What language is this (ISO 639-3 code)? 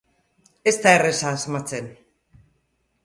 eus